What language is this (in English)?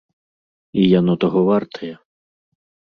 Belarusian